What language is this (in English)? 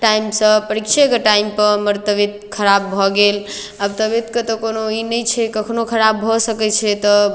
Maithili